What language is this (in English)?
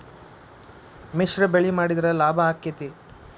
Kannada